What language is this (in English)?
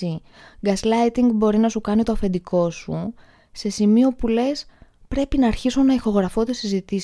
Greek